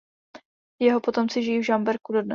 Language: Czech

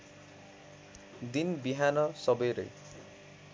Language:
Nepali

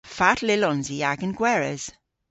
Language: Cornish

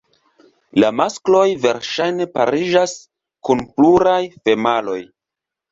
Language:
Esperanto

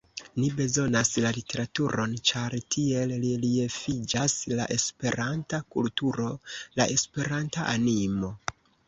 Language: Esperanto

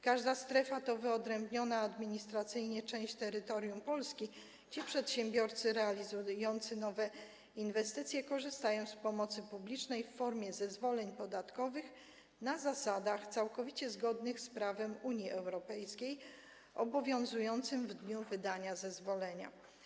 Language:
Polish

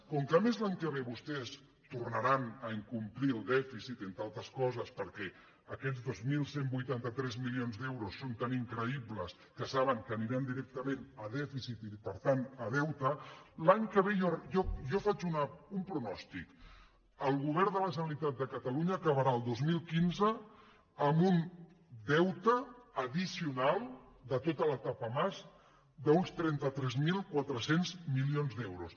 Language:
Catalan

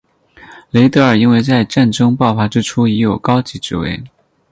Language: Chinese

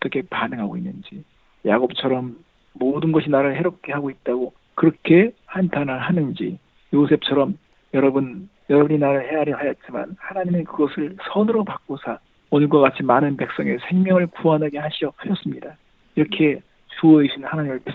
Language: Korean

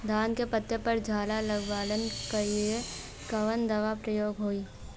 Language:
Bhojpuri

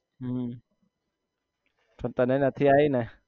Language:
Gujarati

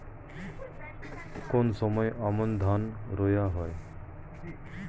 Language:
Bangla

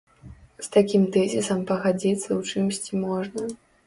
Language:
Belarusian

